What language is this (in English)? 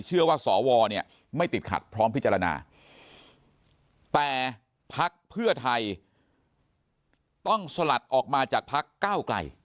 Thai